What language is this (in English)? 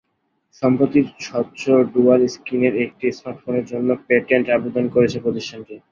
Bangla